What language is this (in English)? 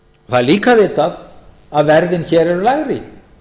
Icelandic